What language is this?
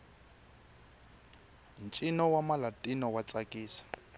Tsonga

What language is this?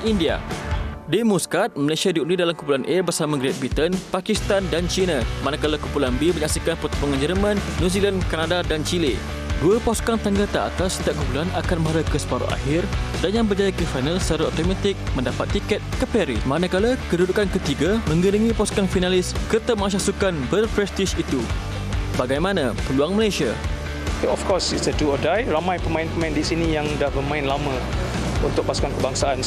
Malay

